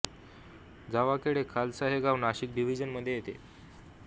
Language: Marathi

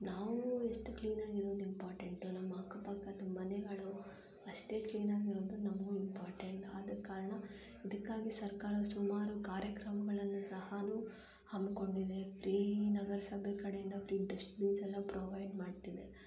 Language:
Kannada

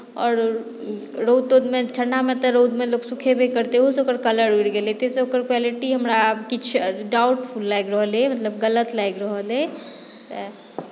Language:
Maithili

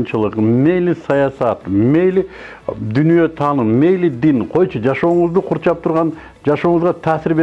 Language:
Turkish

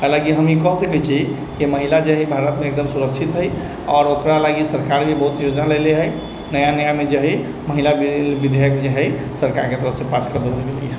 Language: Maithili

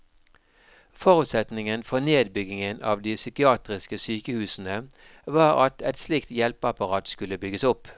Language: Norwegian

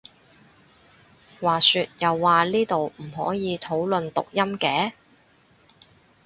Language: Cantonese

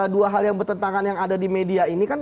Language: Indonesian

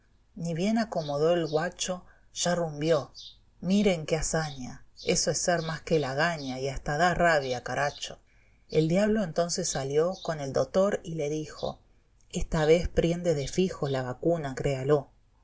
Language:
Spanish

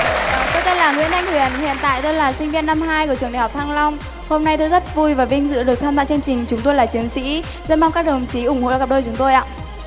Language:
Vietnamese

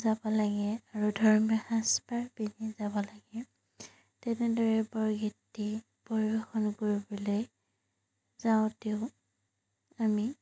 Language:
Assamese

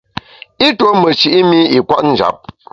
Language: Bamun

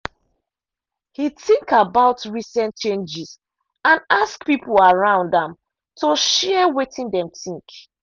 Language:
Nigerian Pidgin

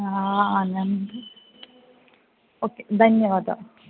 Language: Sanskrit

